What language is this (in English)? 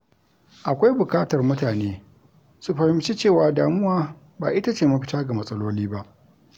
Hausa